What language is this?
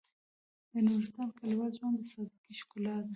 Pashto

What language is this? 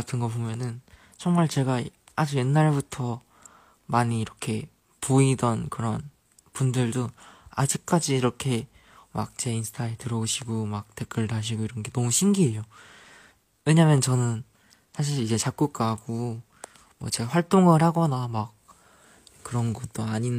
Korean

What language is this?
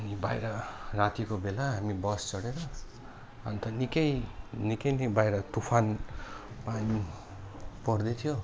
Nepali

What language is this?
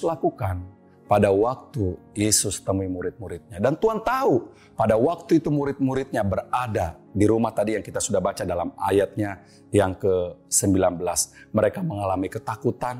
Indonesian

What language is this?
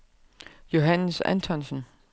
Danish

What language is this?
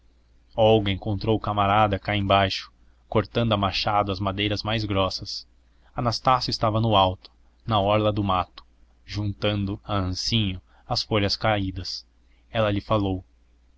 Portuguese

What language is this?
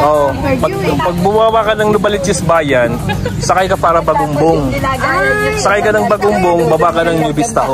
Filipino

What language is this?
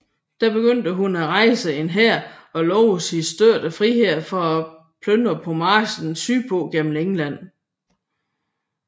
Danish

